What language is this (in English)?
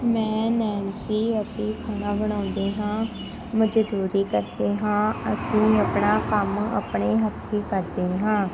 Punjabi